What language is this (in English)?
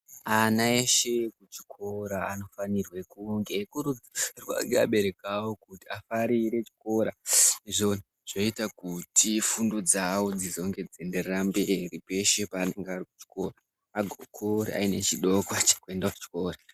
Ndau